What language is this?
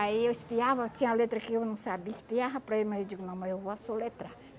Portuguese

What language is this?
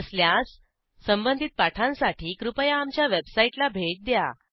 Marathi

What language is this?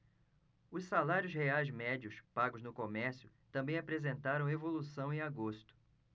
Portuguese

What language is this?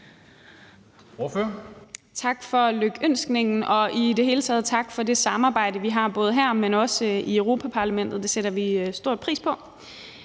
Danish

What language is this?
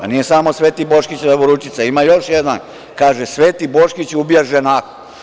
Serbian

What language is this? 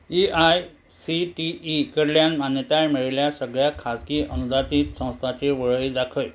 Konkani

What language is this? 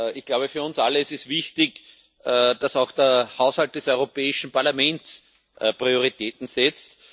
German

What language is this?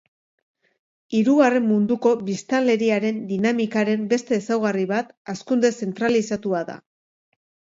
Basque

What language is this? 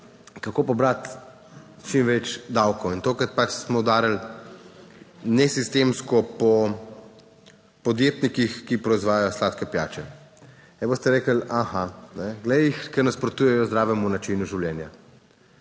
Slovenian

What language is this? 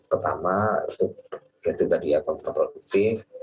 Indonesian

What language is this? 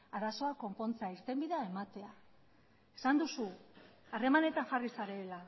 Basque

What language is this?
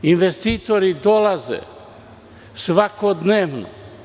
Serbian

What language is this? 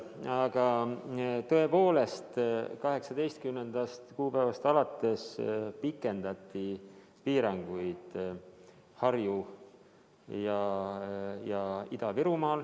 Estonian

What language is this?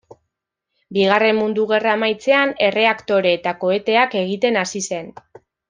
Basque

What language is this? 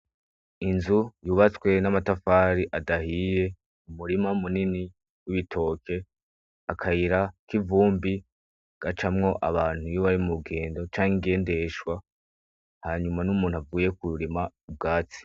Rundi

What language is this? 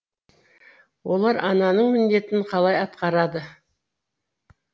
Kazakh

